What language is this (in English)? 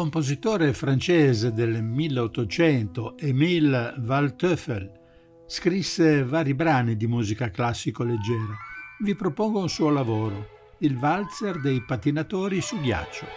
Italian